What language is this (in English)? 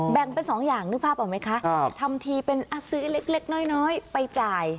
Thai